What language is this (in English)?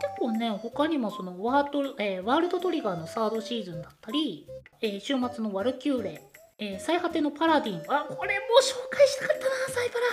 Japanese